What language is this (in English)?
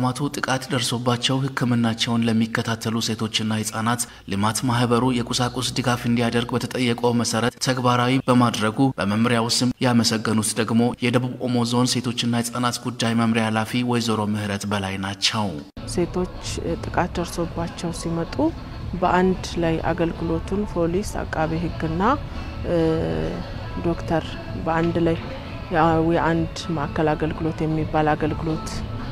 Arabic